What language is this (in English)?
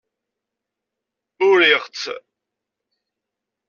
Kabyle